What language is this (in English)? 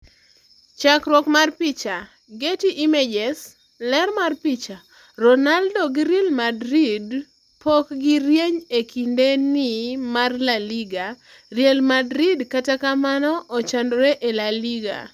Luo (Kenya and Tanzania)